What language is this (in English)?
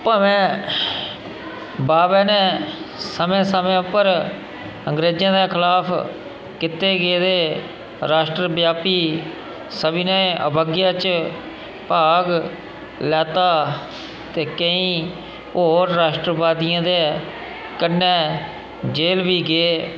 Dogri